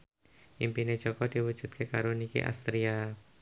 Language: Javanese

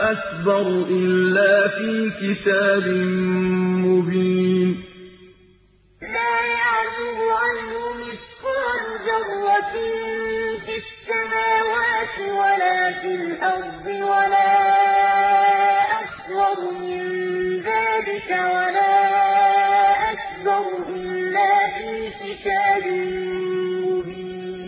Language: Arabic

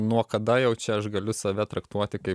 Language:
Lithuanian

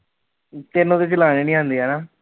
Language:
Punjabi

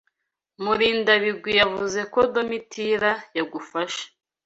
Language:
Kinyarwanda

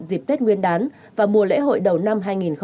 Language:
Vietnamese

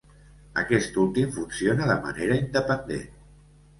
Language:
Catalan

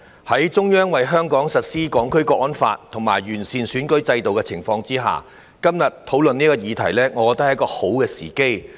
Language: Cantonese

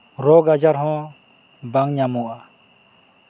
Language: Santali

